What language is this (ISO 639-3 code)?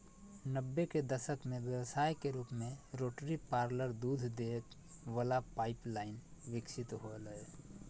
mag